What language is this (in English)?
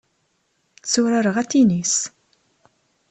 Kabyle